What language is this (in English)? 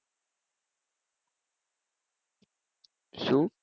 Gujarati